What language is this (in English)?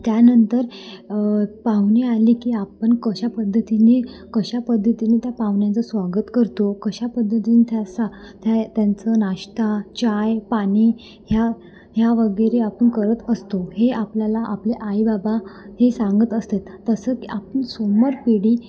Marathi